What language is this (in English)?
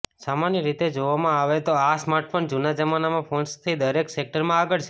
Gujarati